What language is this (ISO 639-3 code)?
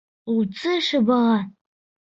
bak